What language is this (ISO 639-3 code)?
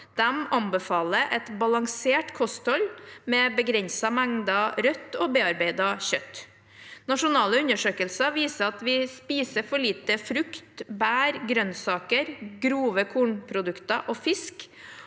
nor